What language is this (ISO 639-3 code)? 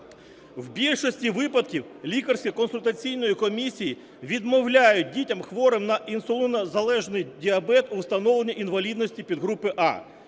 ukr